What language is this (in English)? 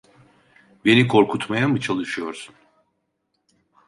Turkish